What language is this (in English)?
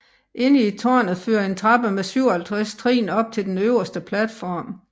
Danish